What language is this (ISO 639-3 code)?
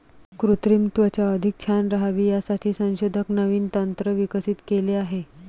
mar